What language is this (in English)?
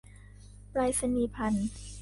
Thai